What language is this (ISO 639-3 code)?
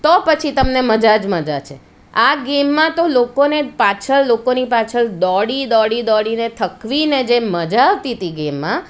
guj